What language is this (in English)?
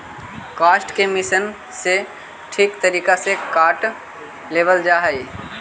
Magahi